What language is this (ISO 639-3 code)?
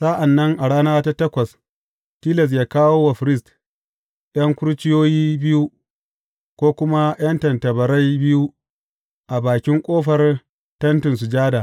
hau